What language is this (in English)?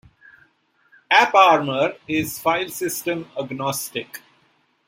English